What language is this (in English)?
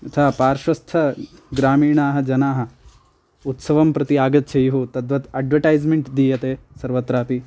Sanskrit